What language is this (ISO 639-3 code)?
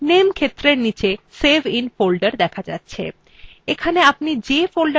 ben